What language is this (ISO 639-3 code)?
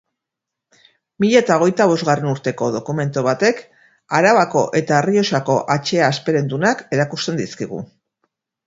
eus